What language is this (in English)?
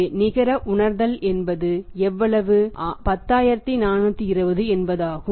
Tamil